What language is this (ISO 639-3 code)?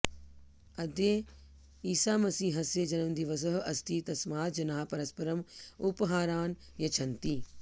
san